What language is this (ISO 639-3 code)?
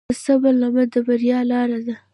pus